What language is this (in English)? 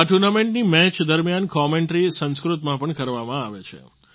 Gujarati